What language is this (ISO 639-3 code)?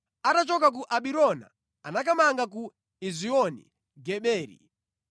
nya